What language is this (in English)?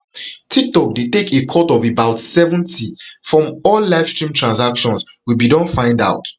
Nigerian Pidgin